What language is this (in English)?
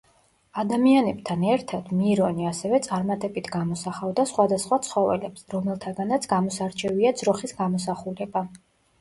Georgian